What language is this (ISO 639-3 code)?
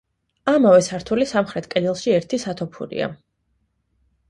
kat